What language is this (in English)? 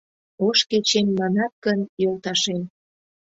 Mari